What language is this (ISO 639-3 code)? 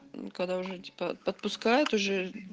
rus